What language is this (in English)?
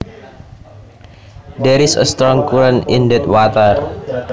Javanese